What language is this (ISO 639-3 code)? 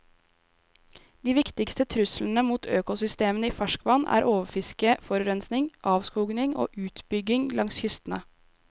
nor